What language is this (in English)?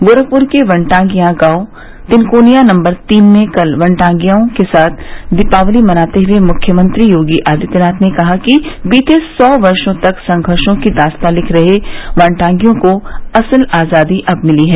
Hindi